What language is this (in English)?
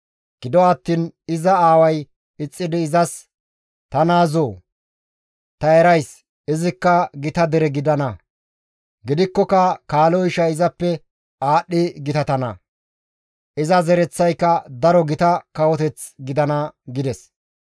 Gamo